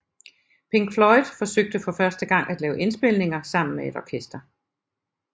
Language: Danish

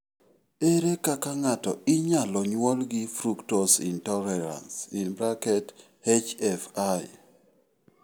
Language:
Luo (Kenya and Tanzania)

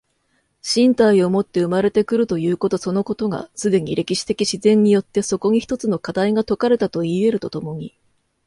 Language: Japanese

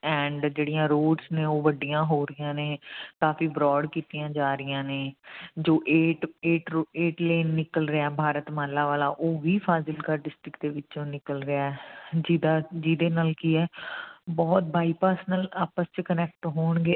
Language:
Punjabi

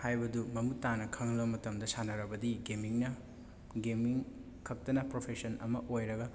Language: Manipuri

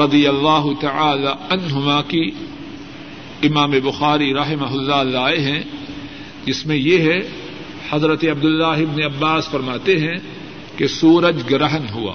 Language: Urdu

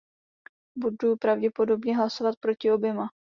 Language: Czech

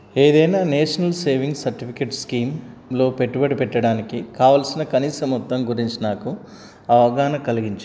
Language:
Telugu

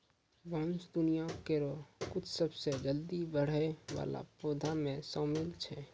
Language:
Maithili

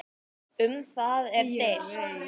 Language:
Icelandic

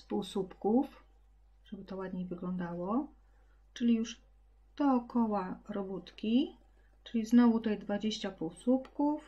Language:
Polish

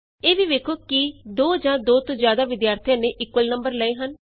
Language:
Punjabi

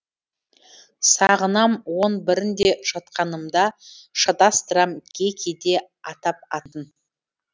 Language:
Kazakh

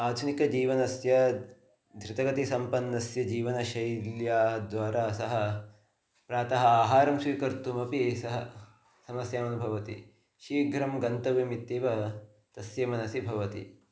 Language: Sanskrit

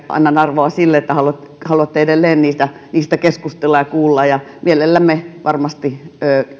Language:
Finnish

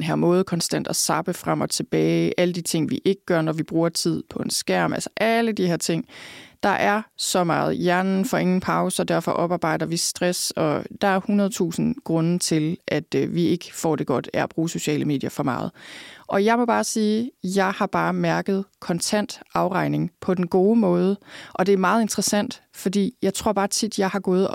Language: Danish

